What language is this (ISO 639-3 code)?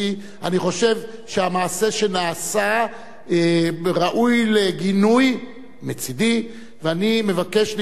heb